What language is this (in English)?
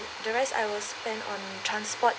English